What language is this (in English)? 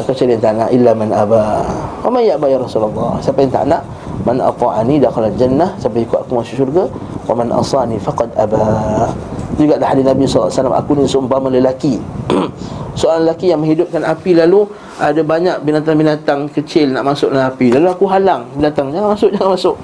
Malay